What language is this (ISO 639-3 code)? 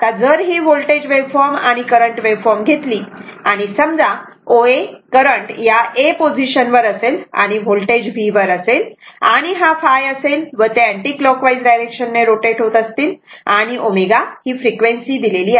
mar